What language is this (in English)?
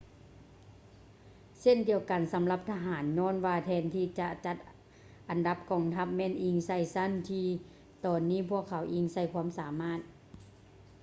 Lao